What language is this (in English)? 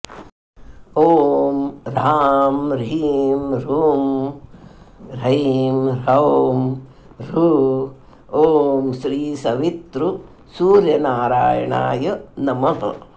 Sanskrit